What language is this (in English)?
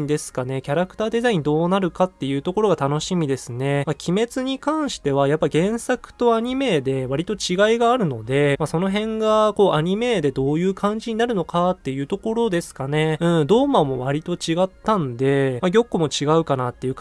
Japanese